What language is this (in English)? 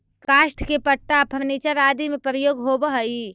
Magahi